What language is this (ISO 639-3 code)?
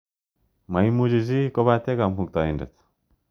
kln